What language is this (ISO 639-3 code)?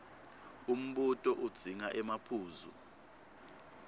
ssw